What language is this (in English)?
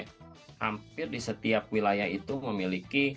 Indonesian